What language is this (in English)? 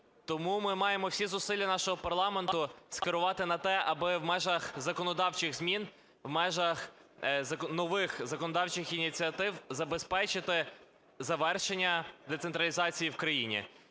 Ukrainian